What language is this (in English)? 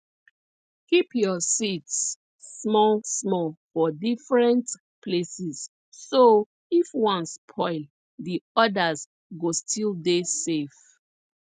Nigerian Pidgin